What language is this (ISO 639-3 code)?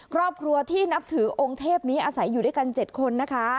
tha